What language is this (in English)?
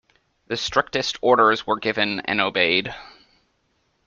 English